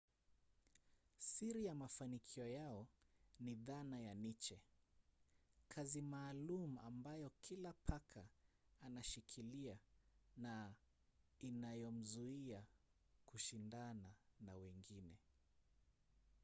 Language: Swahili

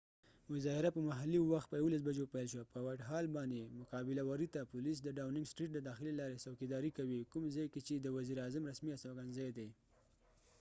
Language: Pashto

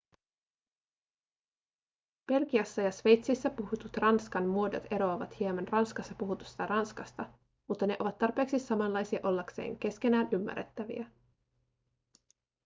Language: Finnish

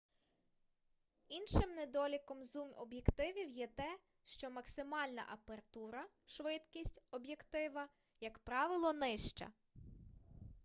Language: Ukrainian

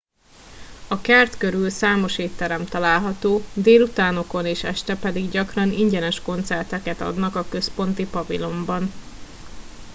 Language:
Hungarian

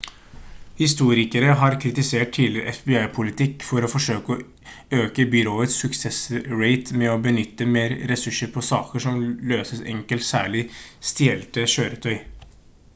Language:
Norwegian Bokmål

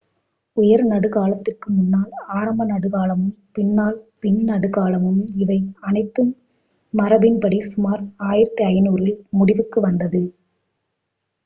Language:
Tamil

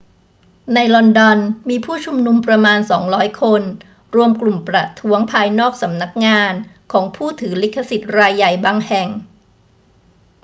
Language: Thai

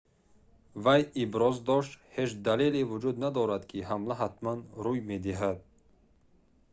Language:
Tajik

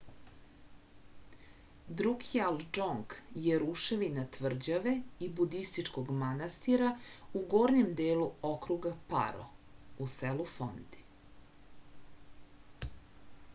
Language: Serbian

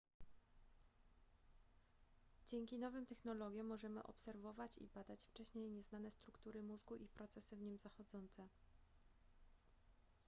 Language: Polish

